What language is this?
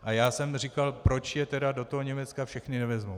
Czech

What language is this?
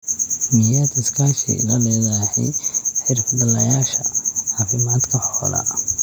Somali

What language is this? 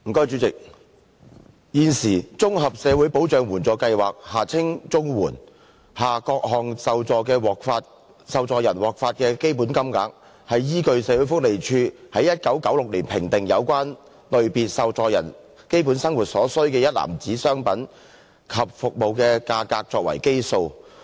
Cantonese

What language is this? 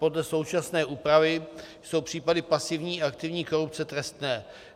Czech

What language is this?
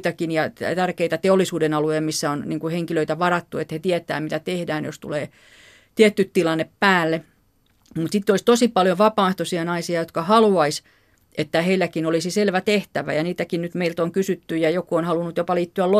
Finnish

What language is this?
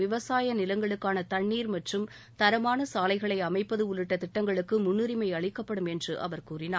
Tamil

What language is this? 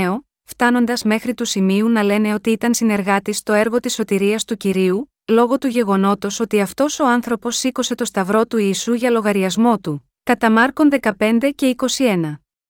Greek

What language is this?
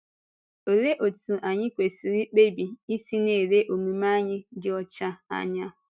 Igbo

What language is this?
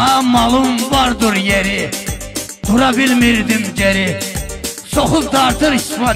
Turkish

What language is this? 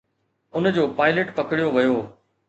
Sindhi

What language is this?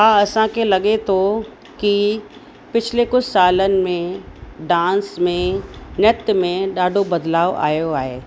Sindhi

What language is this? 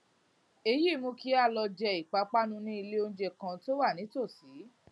Yoruba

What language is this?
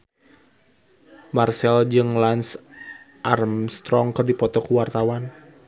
Sundanese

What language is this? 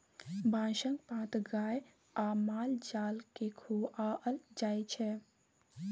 Maithili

